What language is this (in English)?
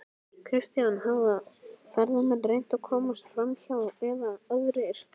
Icelandic